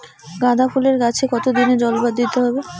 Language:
Bangla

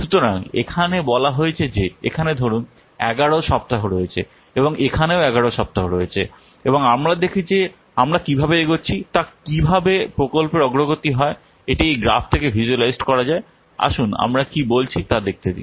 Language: Bangla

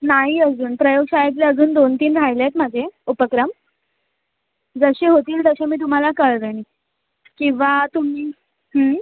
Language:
Marathi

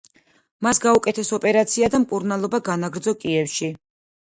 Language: Georgian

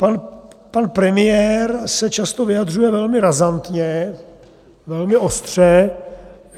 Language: Czech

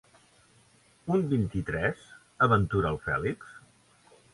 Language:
Catalan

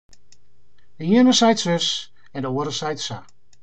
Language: Western Frisian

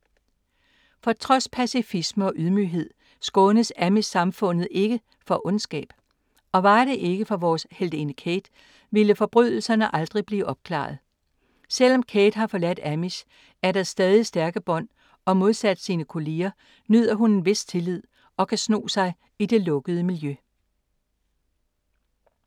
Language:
Danish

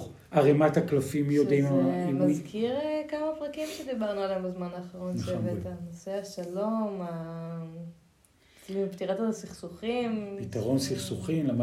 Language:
Hebrew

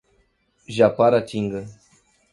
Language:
Portuguese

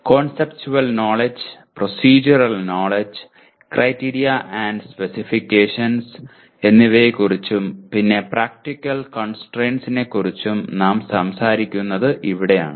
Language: Malayalam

